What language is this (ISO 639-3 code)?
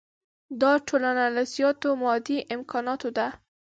pus